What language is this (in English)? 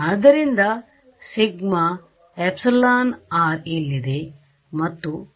Kannada